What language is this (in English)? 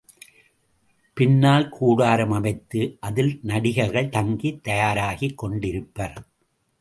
Tamil